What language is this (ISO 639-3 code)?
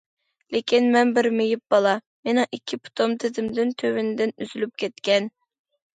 uig